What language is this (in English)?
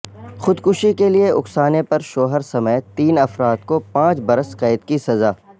Urdu